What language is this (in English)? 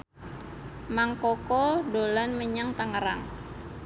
Javanese